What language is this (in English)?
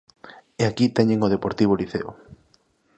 Galician